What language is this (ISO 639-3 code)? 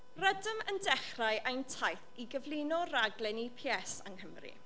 cym